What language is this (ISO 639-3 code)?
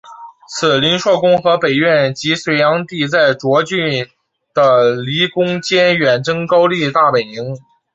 zho